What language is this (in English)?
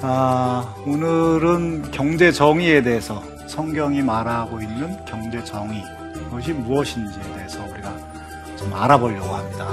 Korean